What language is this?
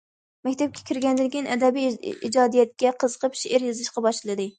Uyghur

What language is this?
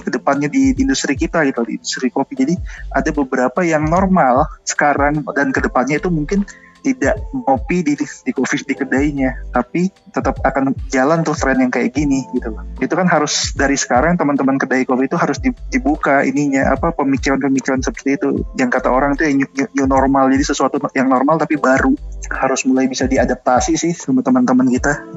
Indonesian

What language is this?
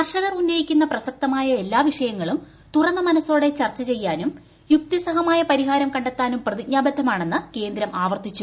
Malayalam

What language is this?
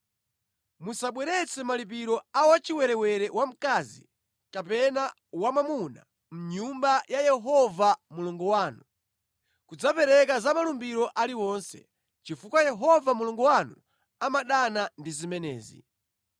Nyanja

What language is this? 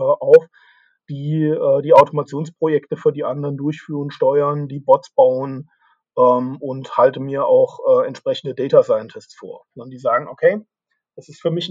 German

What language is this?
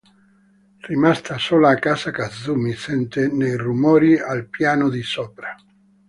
Italian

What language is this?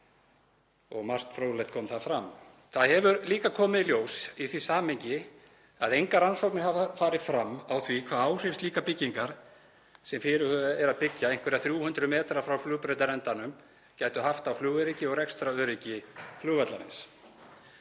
Icelandic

